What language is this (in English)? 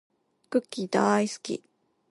Japanese